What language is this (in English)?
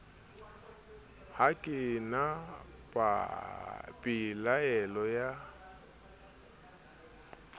Southern Sotho